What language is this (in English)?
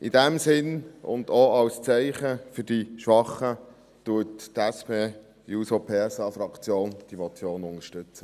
Swiss German